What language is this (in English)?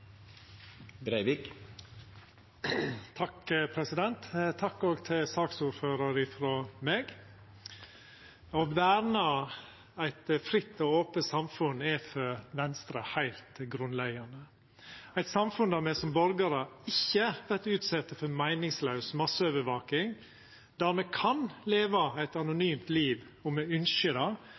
Norwegian